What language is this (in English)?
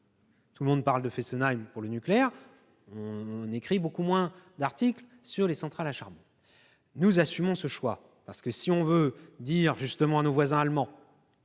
French